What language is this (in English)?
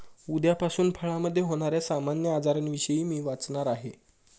Marathi